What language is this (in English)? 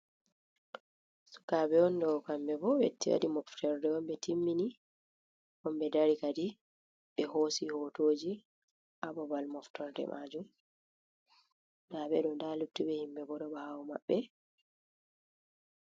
Fula